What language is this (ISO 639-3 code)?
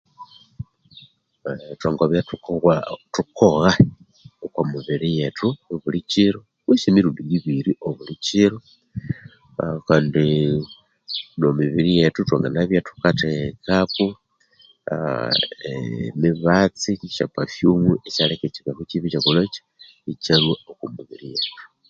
koo